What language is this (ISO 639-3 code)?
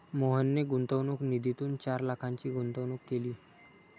mar